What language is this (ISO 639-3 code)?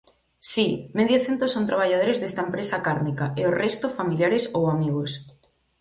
glg